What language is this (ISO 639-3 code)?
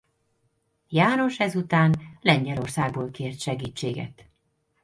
hun